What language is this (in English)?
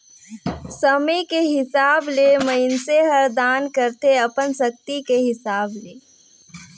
Chhattisgarhi